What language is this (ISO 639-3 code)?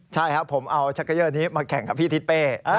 tha